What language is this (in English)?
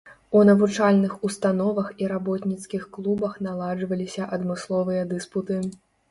Belarusian